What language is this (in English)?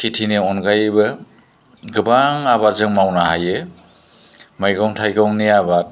Bodo